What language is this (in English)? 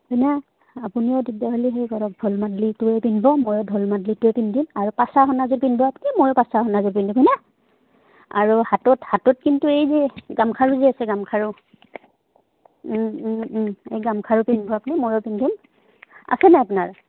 Assamese